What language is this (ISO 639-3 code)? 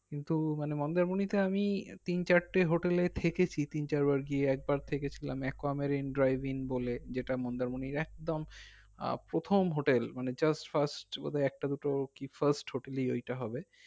ben